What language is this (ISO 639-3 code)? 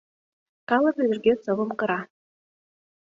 chm